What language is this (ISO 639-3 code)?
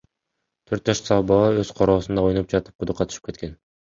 kir